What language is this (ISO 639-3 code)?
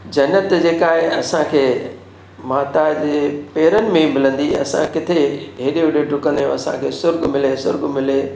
snd